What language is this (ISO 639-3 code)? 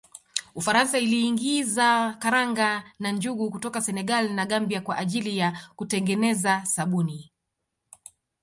swa